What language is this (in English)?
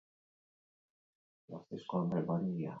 Basque